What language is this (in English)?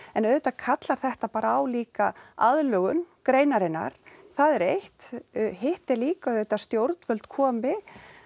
Icelandic